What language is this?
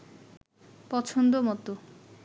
Bangla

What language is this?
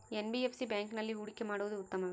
Kannada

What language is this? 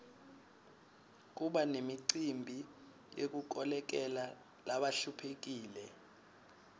Swati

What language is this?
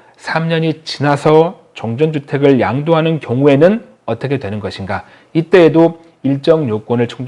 Korean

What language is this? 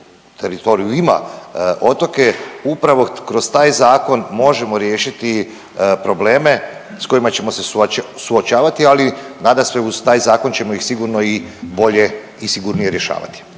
Croatian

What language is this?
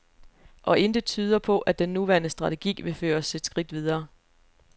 Danish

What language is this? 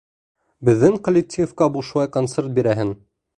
Bashkir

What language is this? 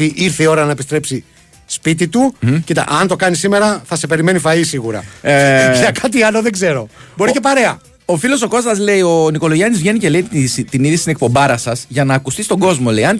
Greek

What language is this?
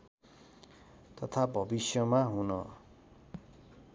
Nepali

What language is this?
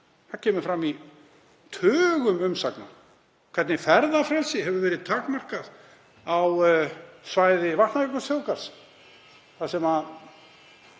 Icelandic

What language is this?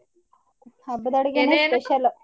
Kannada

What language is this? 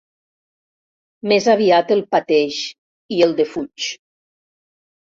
Catalan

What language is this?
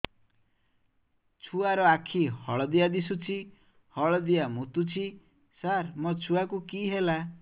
Odia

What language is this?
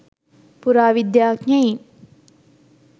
Sinhala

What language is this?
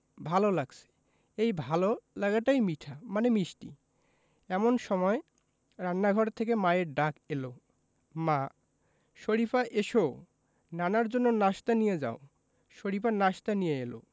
Bangla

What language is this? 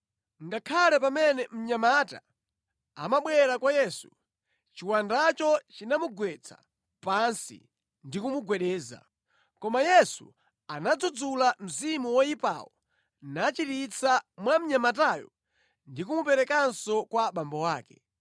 Nyanja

